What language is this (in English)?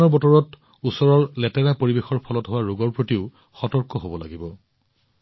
Assamese